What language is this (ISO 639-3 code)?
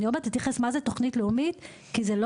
heb